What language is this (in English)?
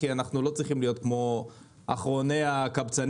Hebrew